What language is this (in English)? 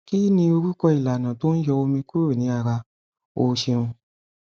Yoruba